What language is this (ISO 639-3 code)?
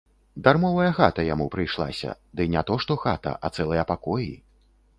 bel